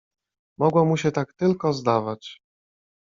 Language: Polish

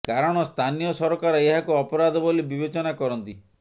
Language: Odia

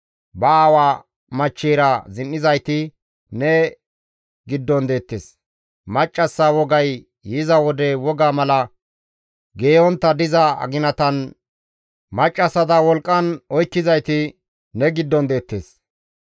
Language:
Gamo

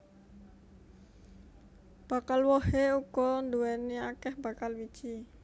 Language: Javanese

